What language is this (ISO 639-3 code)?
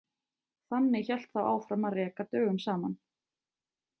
isl